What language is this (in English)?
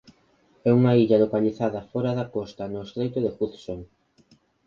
Galician